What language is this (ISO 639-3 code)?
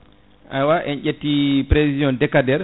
ful